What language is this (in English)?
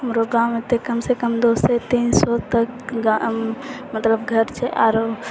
Maithili